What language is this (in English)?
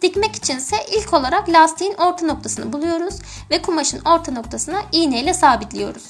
Turkish